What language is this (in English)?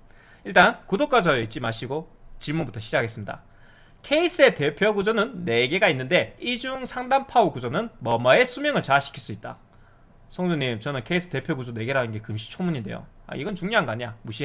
Korean